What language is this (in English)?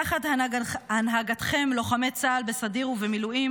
Hebrew